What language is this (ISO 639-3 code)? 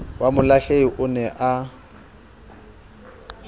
sot